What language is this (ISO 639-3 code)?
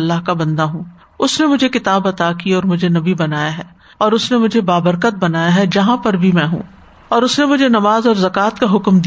urd